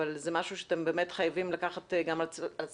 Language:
Hebrew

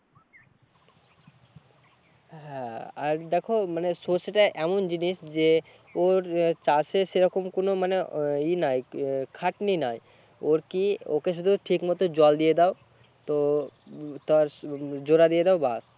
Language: Bangla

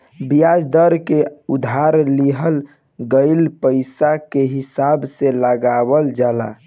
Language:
Bhojpuri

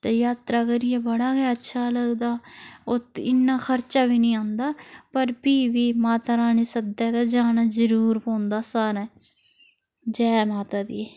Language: Dogri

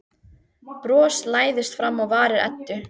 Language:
Icelandic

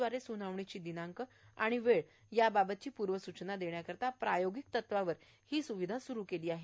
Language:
Marathi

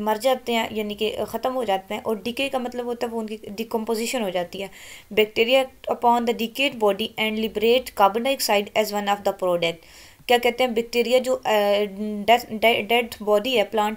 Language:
Romanian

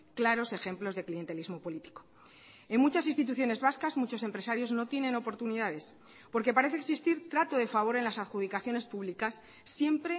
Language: Spanish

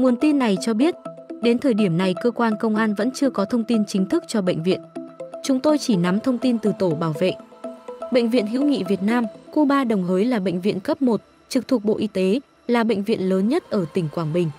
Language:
Vietnamese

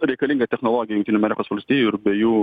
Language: Lithuanian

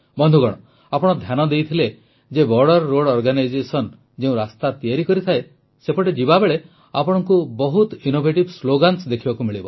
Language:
Odia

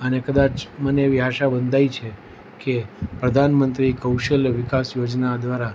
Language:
Gujarati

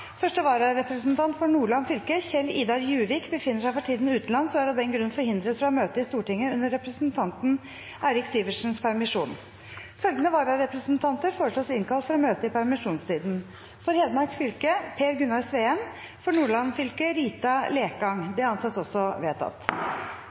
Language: Norwegian Bokmål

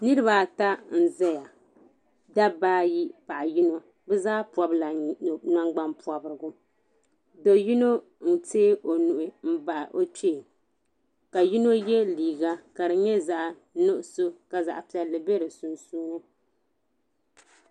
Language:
Dagbani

